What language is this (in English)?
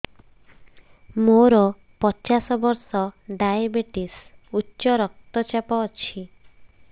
Odia